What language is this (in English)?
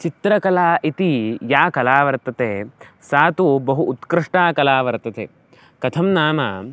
Sanskrit